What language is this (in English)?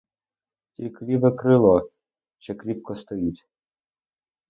Ukrainian